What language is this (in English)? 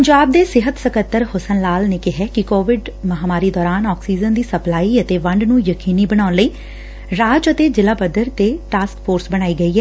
Punjabi